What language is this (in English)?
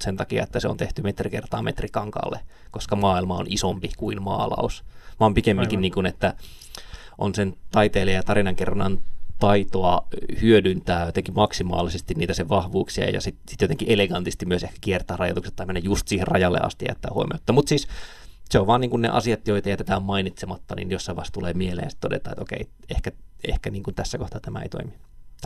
Finnish